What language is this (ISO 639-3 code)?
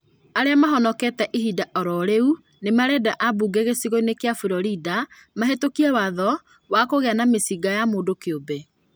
kik